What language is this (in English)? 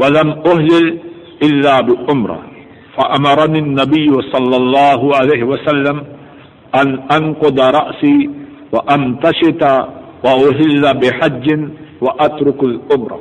Urdu